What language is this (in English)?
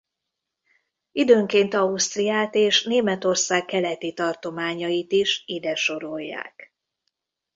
Hungarian